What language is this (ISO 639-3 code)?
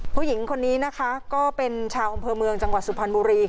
tha